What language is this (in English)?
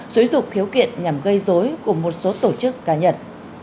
Vietnamese